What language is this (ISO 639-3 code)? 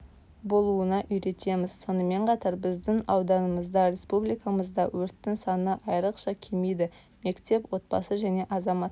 kaz